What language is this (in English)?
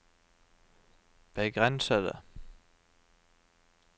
Norwegian